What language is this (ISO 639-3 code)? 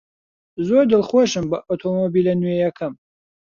ckb